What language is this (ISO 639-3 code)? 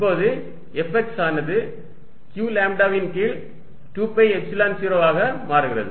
tam